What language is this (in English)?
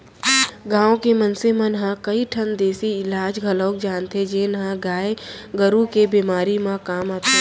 Chhattisgarhi